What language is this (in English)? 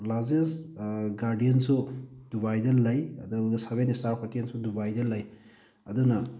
Manipuri